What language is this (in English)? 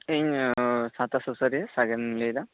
Santali